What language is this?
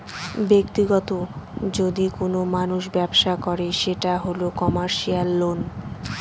Bangla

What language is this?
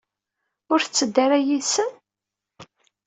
Kabyle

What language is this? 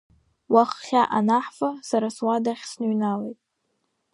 Abkhazian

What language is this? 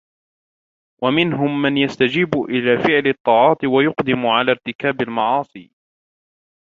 Arabic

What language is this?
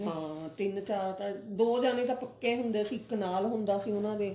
Punjabi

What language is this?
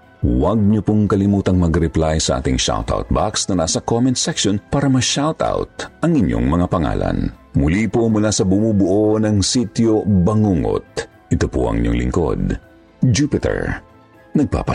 Filipino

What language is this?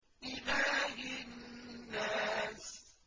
Arabic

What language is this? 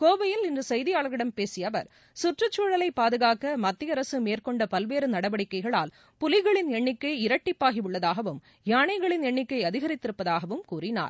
Tamil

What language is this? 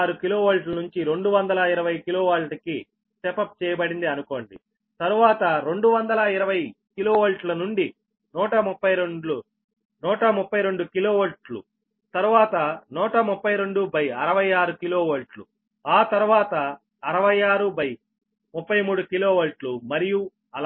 Telugu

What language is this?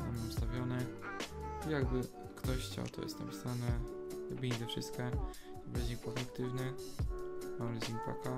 Polish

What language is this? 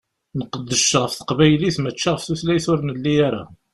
Kabyle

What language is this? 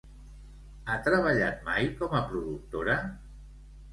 Catalan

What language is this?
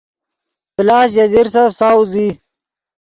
Yidgha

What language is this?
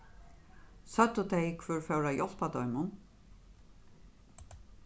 Faroese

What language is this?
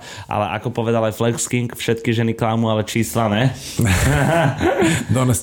Slovak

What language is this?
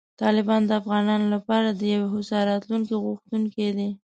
Pashto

